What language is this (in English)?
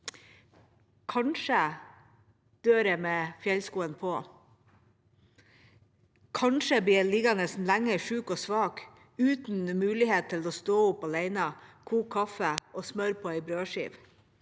Norwegian